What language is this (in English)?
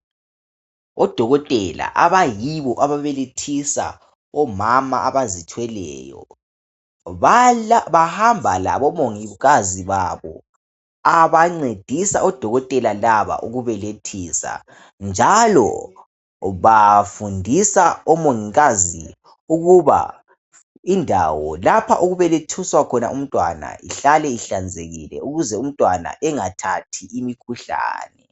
North Ndebele